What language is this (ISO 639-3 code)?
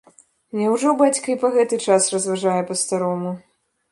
bel